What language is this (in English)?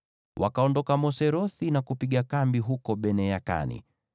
Swahili